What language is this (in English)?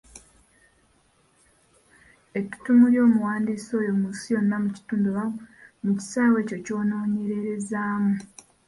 Ganda